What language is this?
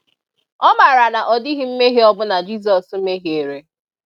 Igbo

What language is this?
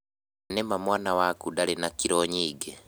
Kikuyu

